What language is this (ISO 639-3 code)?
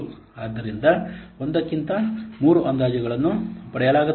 kan